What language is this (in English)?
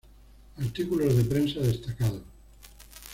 Spanish